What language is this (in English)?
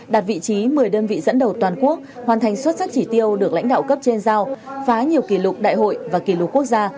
Vietnamese